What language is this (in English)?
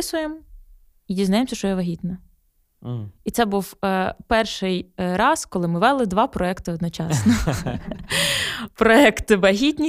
Ukrainian